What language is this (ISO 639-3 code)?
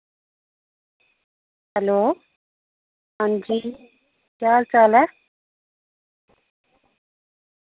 doi